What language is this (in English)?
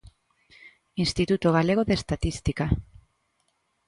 Galician